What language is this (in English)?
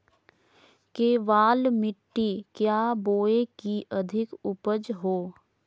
Magahi